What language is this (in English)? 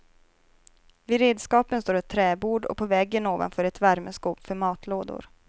Swedish